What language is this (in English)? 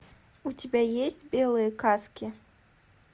Russian